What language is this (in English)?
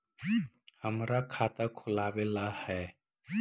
Magahi